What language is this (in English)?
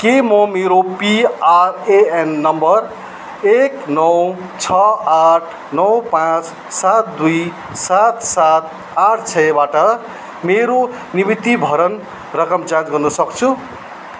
Nepali